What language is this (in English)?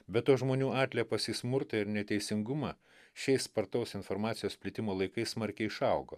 Lithuanian